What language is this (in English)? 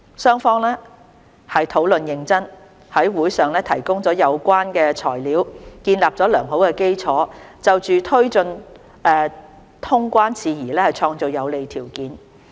Cantonese